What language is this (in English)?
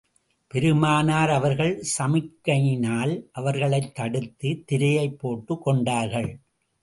Tamil